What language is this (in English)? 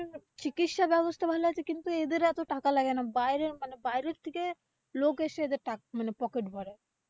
Bangla